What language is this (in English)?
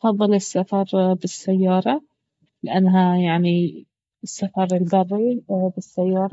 Baharna Arabic